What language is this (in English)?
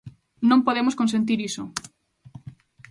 Galician